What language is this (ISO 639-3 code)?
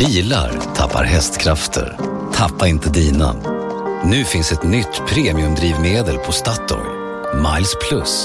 swe